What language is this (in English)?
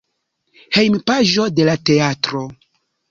Esperanto